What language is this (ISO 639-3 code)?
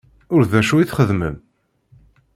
kab